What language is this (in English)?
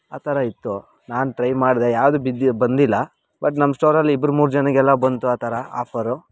Kannada